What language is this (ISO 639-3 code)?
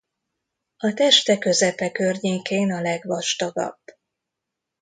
hun